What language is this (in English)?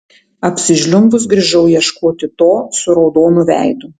Lithuanian